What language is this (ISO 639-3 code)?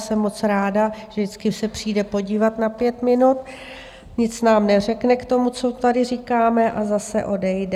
ces